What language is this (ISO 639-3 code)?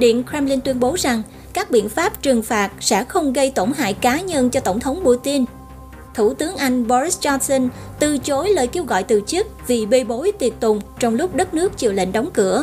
vie